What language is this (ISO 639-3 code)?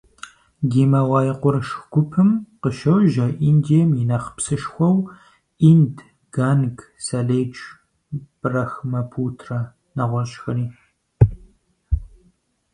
kbd